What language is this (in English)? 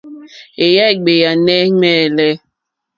Mokpwe